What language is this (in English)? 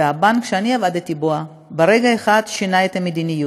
Hebrew